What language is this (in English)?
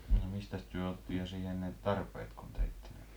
Finnish